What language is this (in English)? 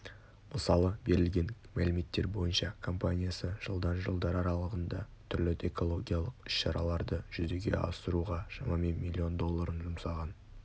Kazakh